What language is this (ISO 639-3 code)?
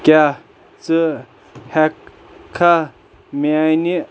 kas